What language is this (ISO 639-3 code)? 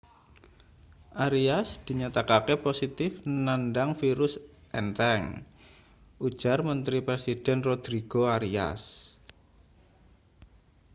jav